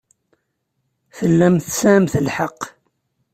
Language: Kabyle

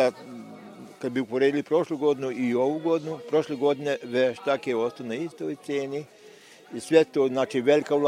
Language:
Croatian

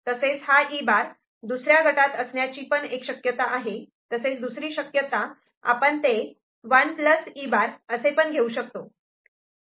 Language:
Marathi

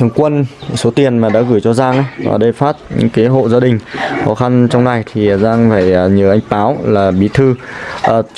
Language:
Vietnamese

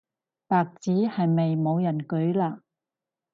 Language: Cantonese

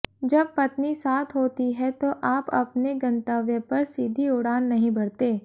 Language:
Hindi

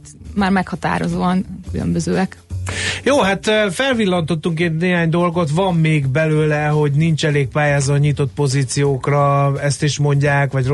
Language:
Hungarian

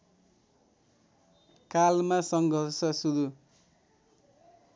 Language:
Nepali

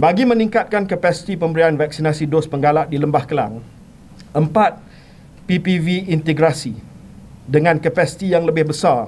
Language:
Malay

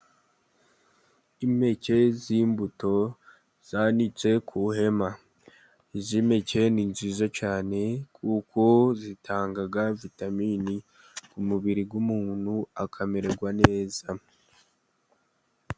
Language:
Kinyarwanda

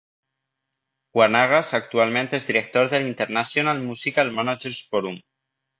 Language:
Catalan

